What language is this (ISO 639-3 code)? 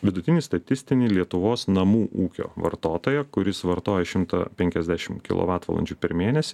lit